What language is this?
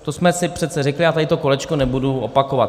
Czech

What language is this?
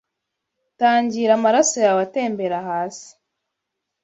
Kinyarwanda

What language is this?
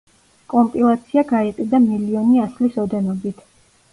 Georgian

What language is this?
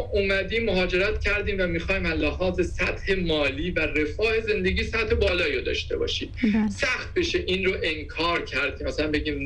Persian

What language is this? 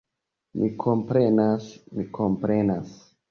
Esperanto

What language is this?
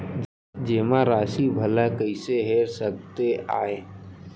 Chhattisgarhi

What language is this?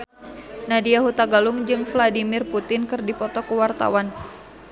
Sundanese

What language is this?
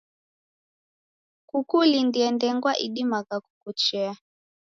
Taita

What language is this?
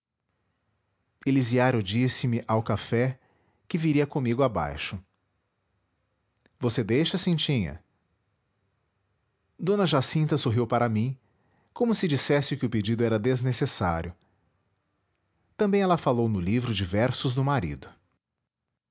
Portuguese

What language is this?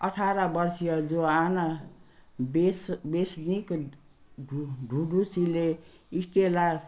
Nepali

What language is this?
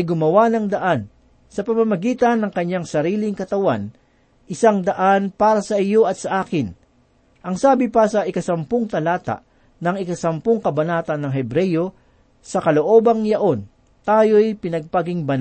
Filipino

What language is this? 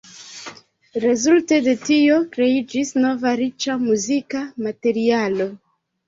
Esperanto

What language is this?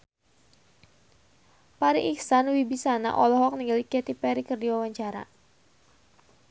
Sundanese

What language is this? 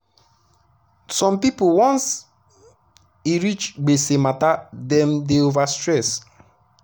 Nigerian Pidgin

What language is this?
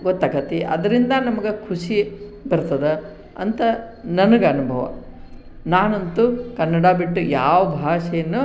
Kannada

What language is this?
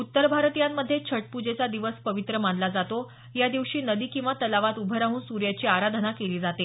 Marathi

